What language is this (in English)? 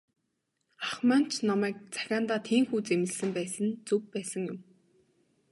Mongolian